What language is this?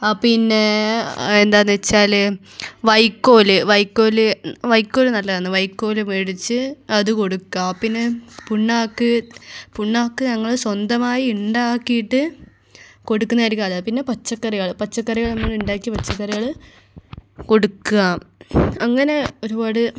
Malayalam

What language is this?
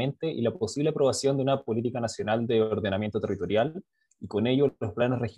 Spanish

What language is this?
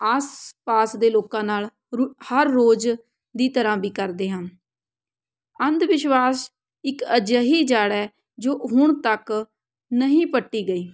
Punjabi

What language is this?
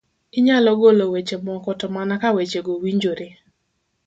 Luo (Kenya and Tanzania)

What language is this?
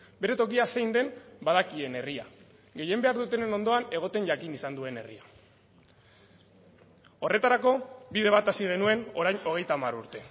Basque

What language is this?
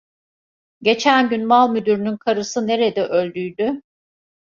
Turkish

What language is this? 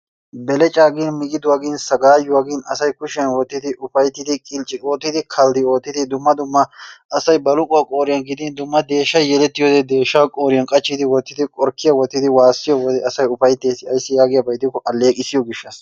Wolaytta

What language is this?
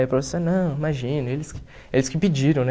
Portuguese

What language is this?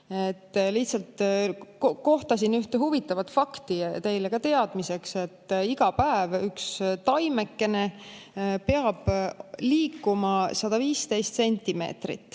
Estonian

